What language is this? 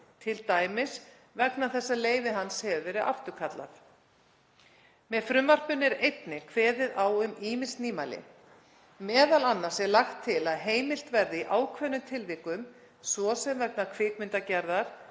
Icelandic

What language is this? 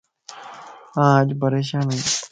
Lasi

